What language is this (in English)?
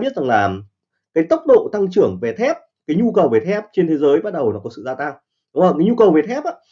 Vietnamese